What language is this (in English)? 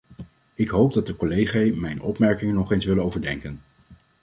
Dutch